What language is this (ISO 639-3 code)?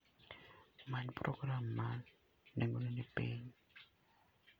luo